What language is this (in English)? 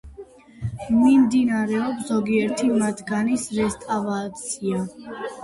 Georgian